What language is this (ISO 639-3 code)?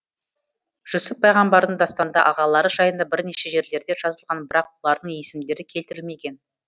kaz